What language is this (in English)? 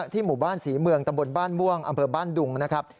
Thai